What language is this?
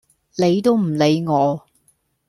Cantonese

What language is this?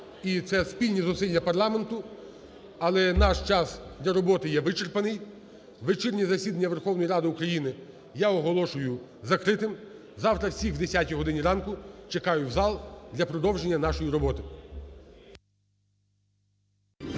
Ukrainian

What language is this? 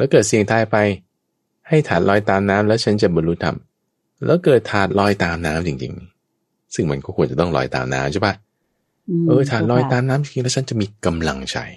Thai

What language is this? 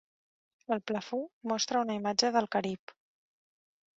Catalan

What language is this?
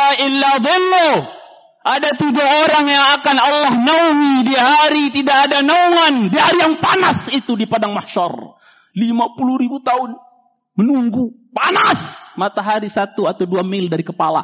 Indonesian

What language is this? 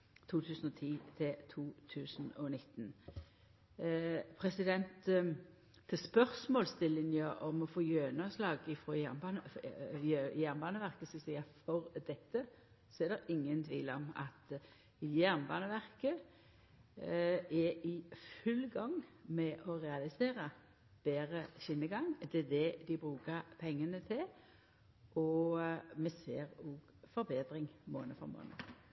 Norwegian Nynorsk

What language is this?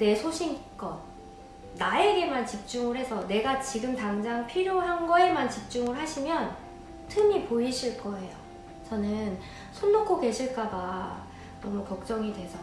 Korean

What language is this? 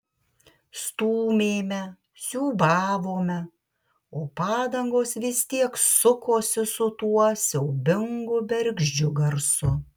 Lithuanian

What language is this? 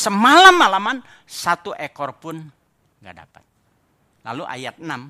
Indonesian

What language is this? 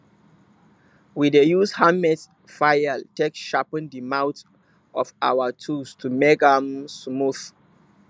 Nigerian Pidgin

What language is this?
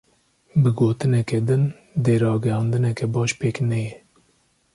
Kurdish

